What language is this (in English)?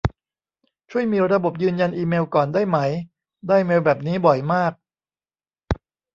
Thai